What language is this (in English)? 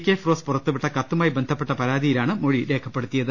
Malayalam